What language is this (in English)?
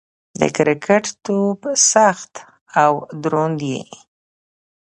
Pashto